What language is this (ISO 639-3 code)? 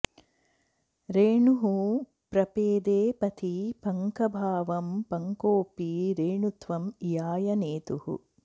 san